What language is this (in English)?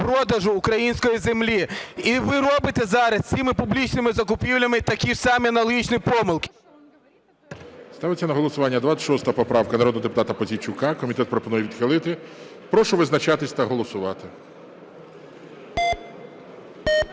Ukrainian